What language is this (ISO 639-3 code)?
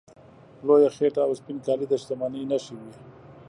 pus